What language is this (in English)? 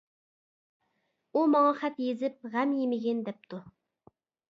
Uyghur